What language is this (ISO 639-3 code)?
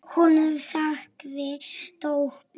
isl